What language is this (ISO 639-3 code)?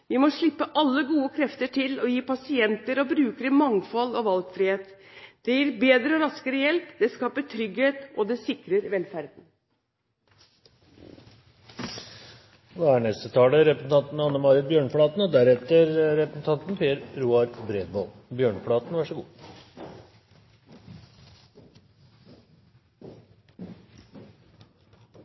nob